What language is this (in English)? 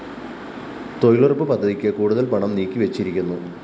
Malayalam